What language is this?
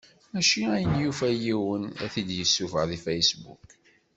Kabyle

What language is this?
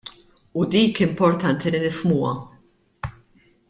Maltese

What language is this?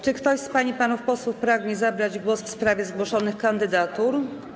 Polish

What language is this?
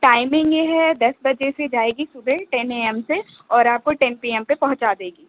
Urdu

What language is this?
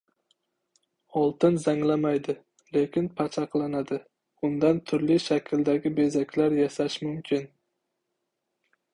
Uzbek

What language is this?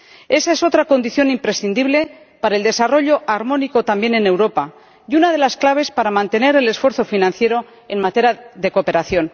Spanish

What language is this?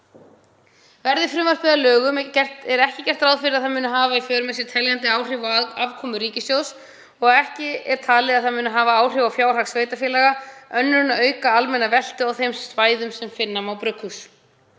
Icelandic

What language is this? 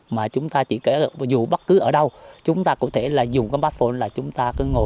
Vietnamese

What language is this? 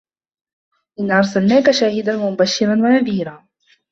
Arabic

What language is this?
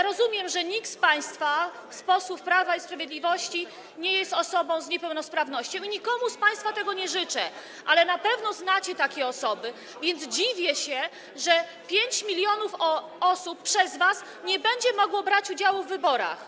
Polish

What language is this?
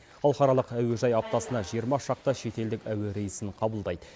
Kazakh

